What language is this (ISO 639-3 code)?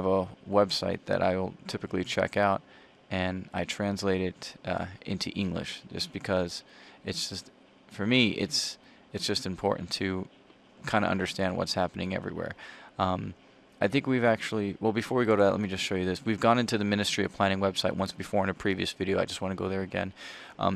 eng